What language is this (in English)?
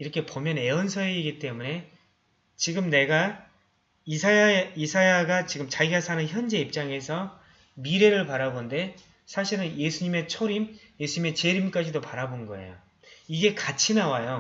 Korean